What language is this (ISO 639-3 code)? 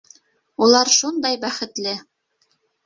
bak